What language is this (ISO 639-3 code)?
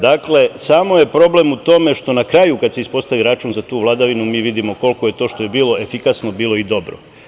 srp